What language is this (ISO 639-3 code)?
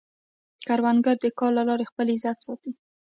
pus